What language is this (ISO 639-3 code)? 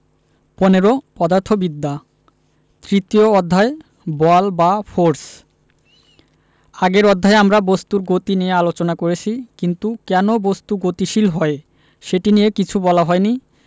ben